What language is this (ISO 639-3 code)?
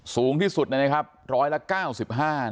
tha